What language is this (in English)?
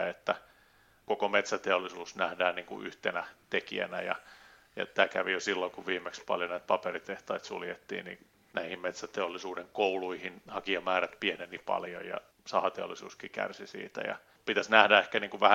Finnish